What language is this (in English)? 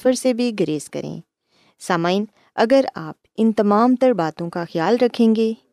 Urdu